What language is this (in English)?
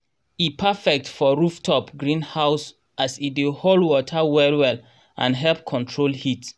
Nigerian Pidgin